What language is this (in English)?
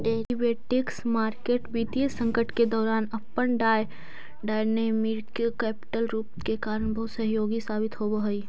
Magahi